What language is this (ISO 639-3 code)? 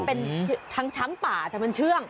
tha